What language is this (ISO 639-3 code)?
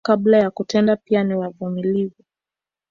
swa